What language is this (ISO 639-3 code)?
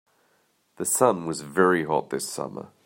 eng